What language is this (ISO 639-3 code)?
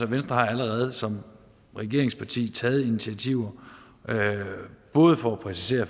dan